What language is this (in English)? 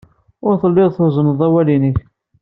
Kabyle